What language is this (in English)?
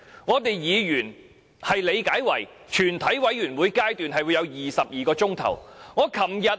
Cantonese